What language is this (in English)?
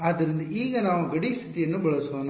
Kannada